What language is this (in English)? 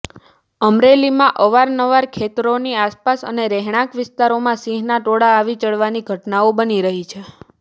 Gujarati